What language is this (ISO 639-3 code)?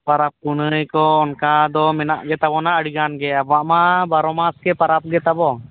sat